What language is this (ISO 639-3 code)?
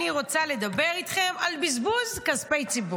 heb